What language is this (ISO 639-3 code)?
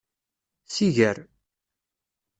kab